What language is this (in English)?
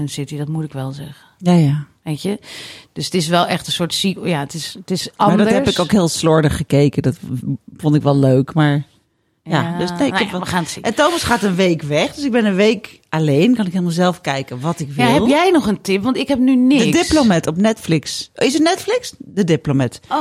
Dutch